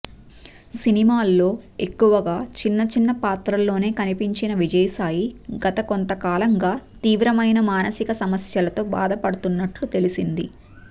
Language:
Telugu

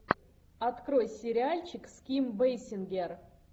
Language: Russian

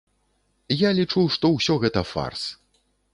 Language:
Belarusian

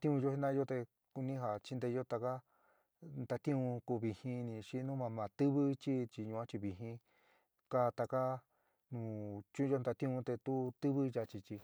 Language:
San Miguel El Grande Mixtec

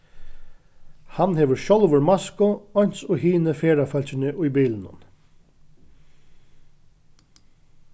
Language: Faroese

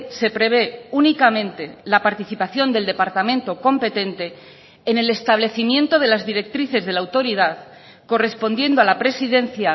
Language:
Spanish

